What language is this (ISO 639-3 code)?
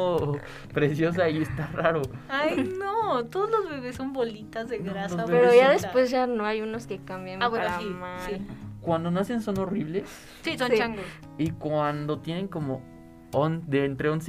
spa